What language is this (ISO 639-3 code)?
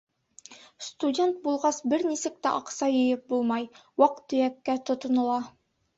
bak